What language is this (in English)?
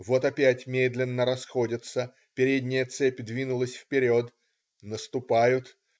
Russian